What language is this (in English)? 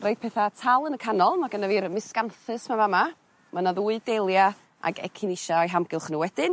Welsh